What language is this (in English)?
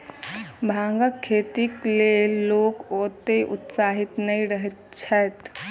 Maithili